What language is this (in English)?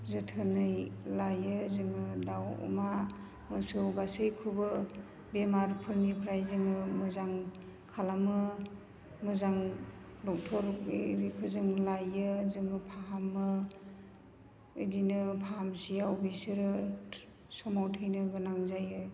Bodo